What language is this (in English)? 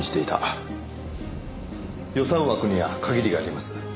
Japanese